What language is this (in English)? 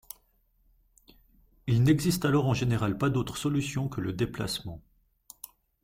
French